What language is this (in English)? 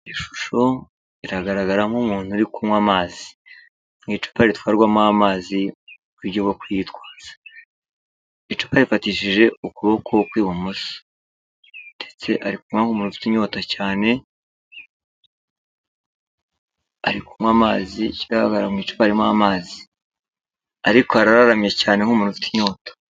Kinyarwanda